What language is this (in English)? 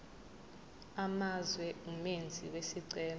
Zulu